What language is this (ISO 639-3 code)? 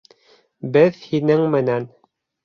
bak